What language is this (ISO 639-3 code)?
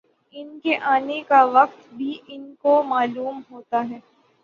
urd